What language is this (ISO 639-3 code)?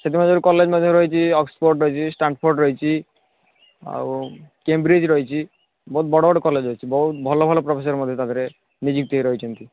ori